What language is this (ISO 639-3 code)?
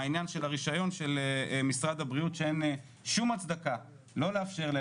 heb